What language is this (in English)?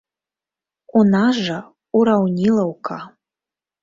Belarusian